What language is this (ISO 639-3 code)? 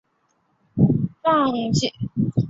zho